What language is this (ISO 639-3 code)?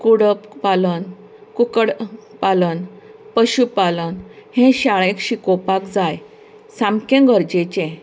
kok